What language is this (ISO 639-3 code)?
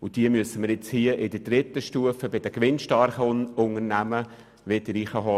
gsw